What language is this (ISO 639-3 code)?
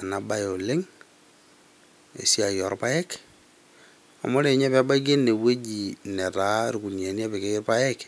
mas